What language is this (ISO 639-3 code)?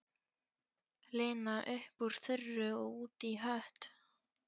isl